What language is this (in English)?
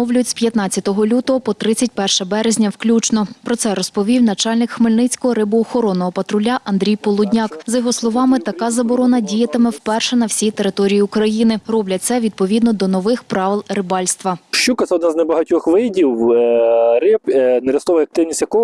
Ukrainian